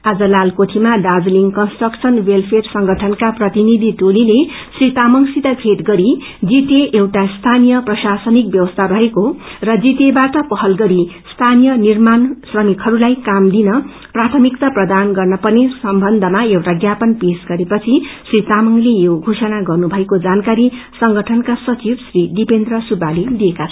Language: Nepali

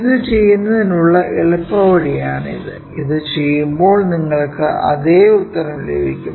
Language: Malayalam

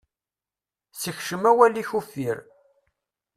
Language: Kabyle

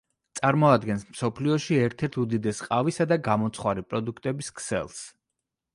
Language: Georgian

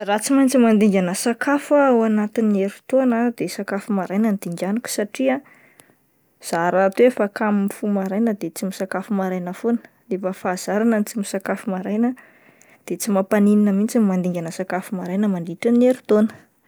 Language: Malagasy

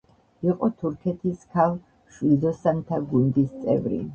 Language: Georgian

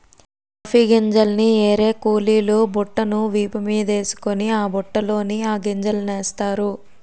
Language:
Telugu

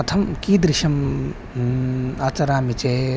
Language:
Sanskrit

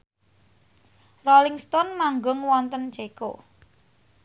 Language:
Javanese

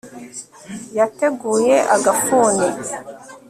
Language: Kinyarwanda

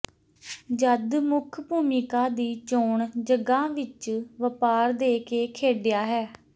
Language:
Punjabi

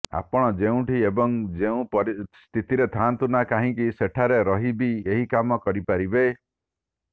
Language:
Odia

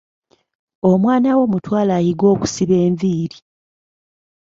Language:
Ganda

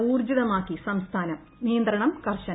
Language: Malayalam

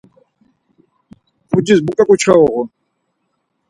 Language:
Laz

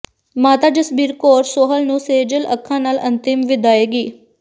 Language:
Punjabi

